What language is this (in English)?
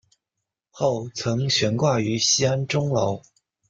Chinese